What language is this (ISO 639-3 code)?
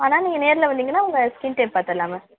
tam